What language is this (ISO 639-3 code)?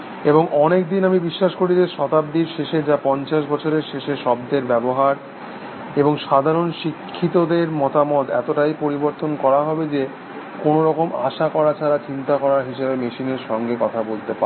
ben